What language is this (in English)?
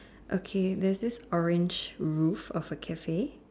English